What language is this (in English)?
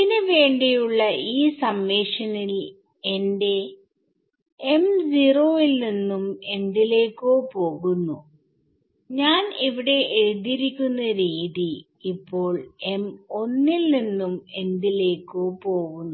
Malayalam